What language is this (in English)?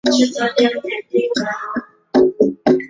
Swahili